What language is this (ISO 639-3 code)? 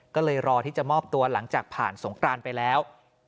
tha